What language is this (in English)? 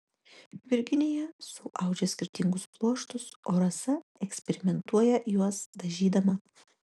Lithuanian